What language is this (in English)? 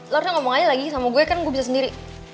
Indonesian